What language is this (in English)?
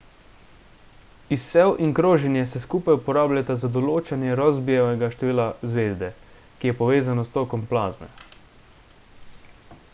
Slovenian